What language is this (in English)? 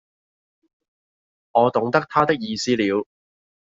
Cantonese